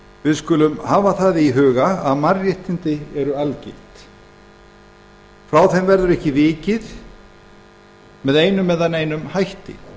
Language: Icelandic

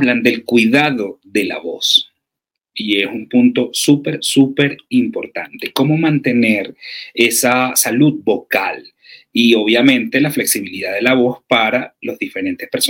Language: Spanish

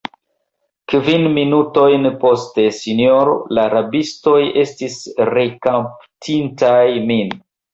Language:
Esperanto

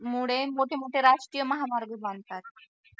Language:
Marathi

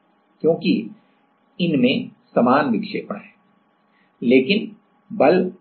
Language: Hindi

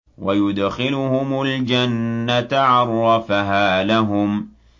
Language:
Arabic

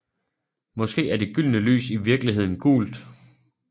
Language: Danish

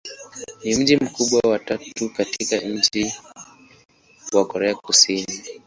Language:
Swahili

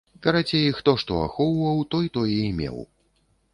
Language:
Belarusian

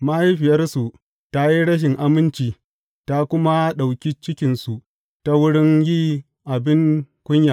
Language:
Hausa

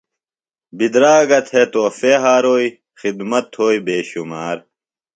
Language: Phalura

